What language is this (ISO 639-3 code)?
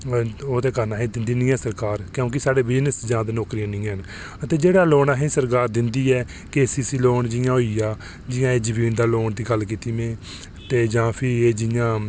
doi